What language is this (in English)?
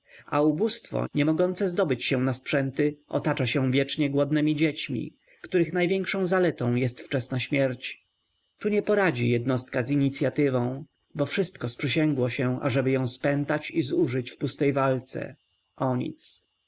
Polish